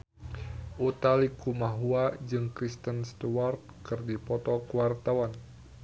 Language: Sundanese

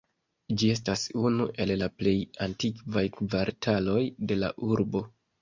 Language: Esperanto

